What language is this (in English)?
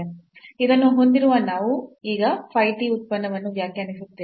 Kannada